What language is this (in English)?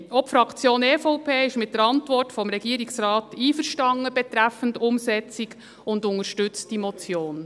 Swiss German